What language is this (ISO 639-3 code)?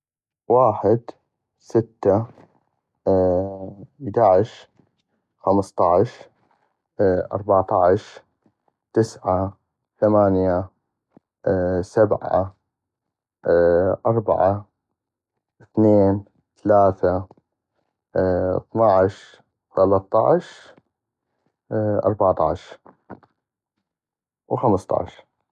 ayp